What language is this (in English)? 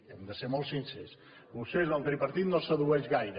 Catalan